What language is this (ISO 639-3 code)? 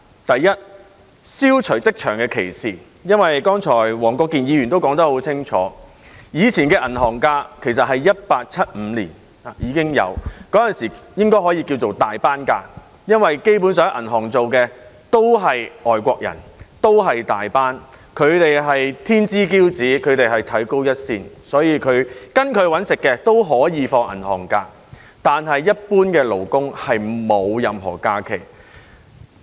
yue